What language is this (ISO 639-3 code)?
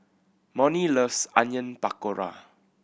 eng